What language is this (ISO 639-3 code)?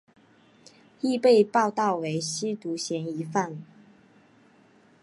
zho